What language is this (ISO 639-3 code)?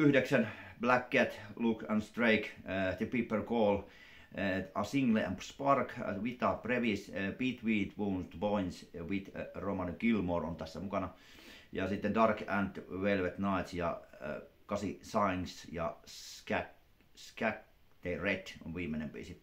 fin